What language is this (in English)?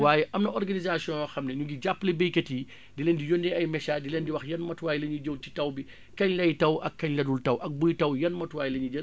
Wolof